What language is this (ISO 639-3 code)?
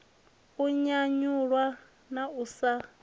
ven